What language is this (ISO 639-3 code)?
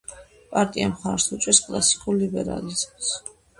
kat